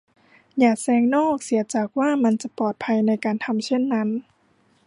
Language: Thai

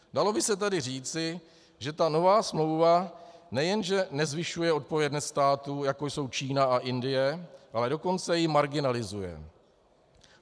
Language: Czech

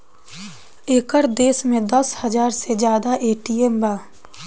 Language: Bhojpuri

